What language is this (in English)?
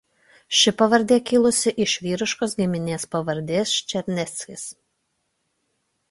Lithuanian